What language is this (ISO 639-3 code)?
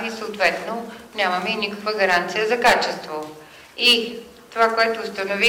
bul